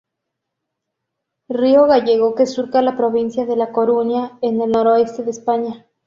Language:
Spanish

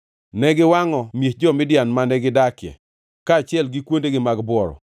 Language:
Luo (Kenya and Tanzania)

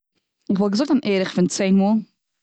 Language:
Yiddish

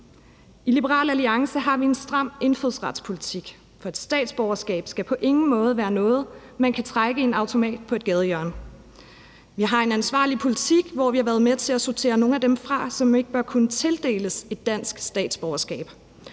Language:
Danish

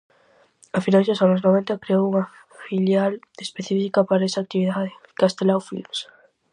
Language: Galician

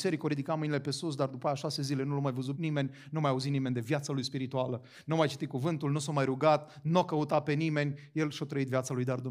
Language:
Romanian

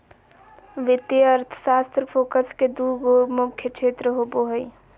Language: Magahi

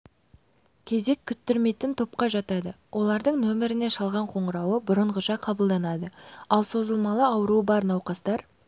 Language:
Kazakh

